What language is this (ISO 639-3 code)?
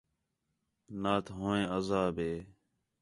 xhe